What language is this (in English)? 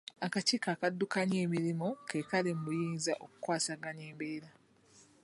Ganda